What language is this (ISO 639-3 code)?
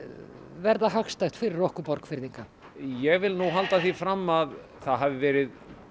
isl